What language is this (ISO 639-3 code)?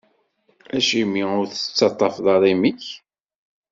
kab